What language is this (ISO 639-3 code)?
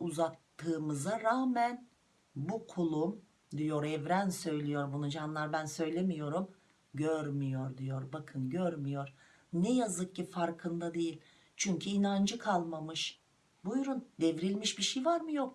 tur